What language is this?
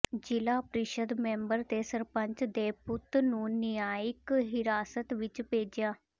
Punjabi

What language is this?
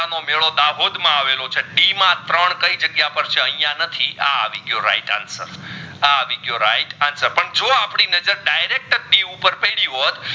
Gujarati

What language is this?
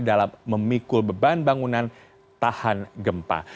Indonesian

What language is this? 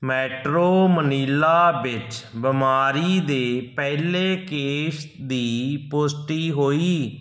Punjabi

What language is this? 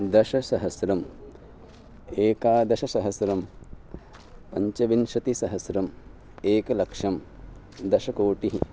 Sanskrit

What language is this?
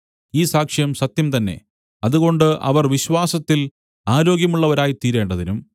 Malayalam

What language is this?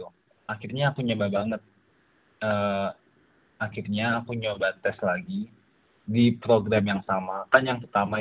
Indonesian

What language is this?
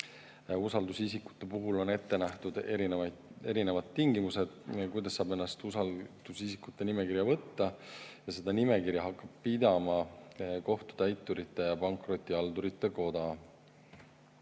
Estonian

